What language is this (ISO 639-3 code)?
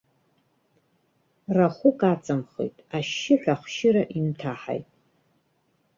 abk